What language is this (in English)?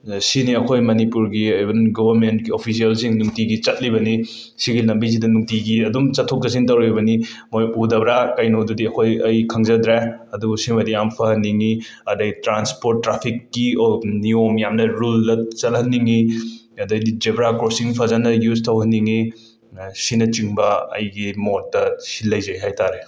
Manipuri